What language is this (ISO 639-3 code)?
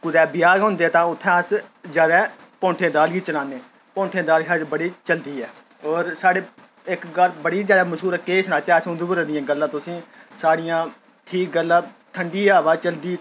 doi